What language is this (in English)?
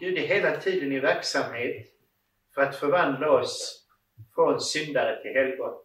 Swedish